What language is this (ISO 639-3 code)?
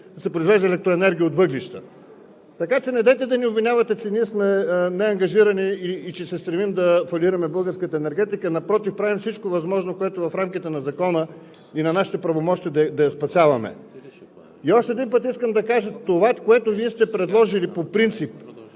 bul